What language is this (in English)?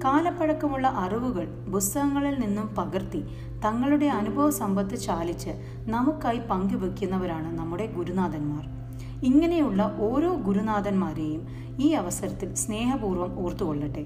Malayalam